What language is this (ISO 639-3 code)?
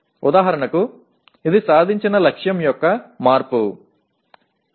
tel